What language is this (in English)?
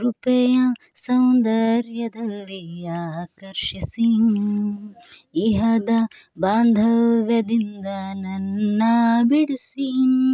Kannada